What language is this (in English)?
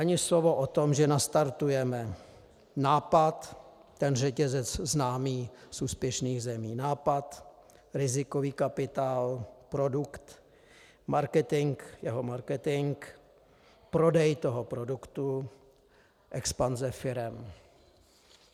Czech